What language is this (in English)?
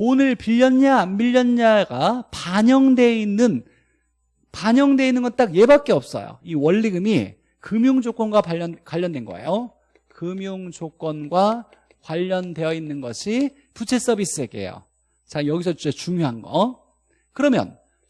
Korean